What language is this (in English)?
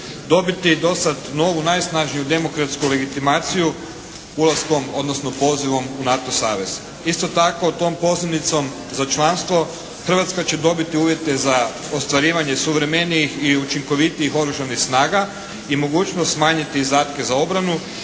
Croatian